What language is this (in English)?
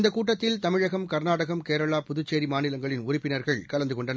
Tamil